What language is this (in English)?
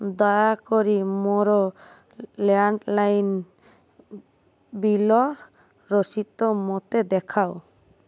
Odia